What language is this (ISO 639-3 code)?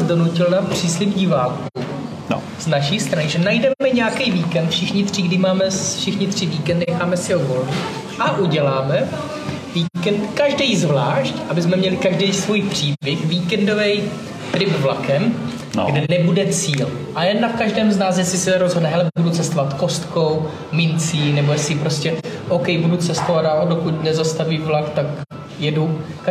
ces